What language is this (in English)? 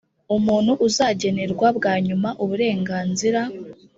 Kinyarwanda